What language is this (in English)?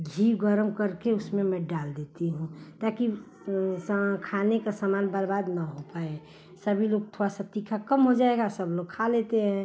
Hindi